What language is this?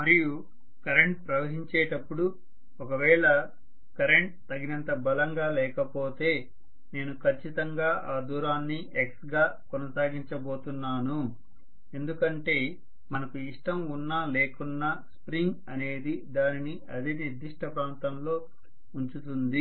Telugu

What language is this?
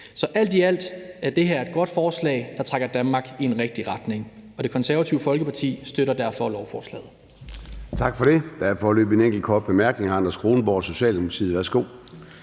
Danish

